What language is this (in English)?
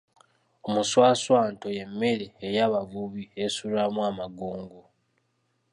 Ganda